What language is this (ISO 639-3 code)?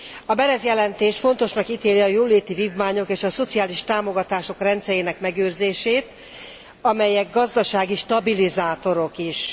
hun